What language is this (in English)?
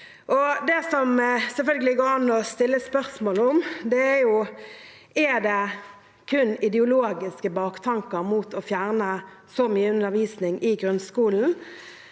Norwegian